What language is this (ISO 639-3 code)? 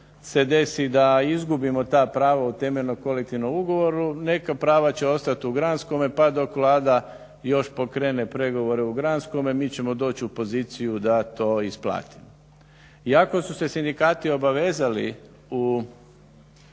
hrv